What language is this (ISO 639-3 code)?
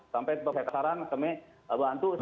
ind